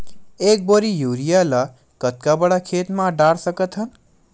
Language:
Chhattisgarhi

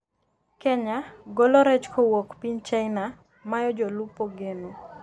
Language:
Luo (Kenya and Tanzania)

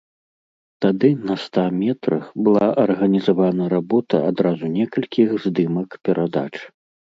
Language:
Belarusian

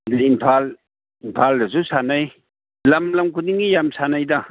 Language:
Manipuri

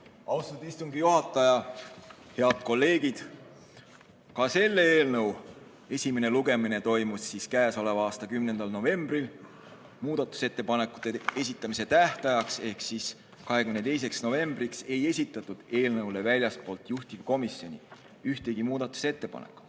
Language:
Estonian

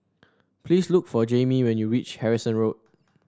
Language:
English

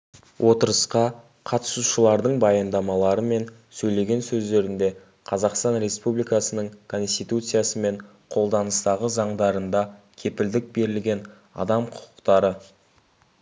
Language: Kazakh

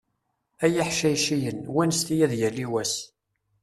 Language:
Kabyle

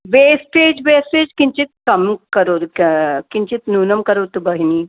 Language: Sanskrit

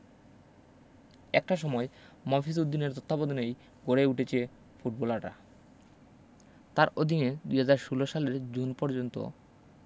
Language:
Bangla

